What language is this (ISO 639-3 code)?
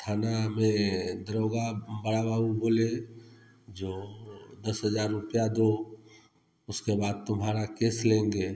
hin